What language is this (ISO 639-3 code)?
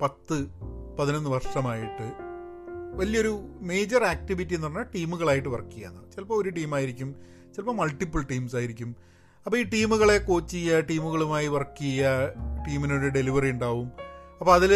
mal